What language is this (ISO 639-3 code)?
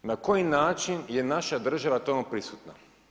hrv